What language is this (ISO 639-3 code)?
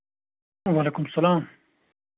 kas